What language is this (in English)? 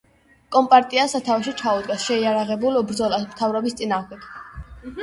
Georgian